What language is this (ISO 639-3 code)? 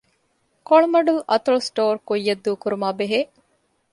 div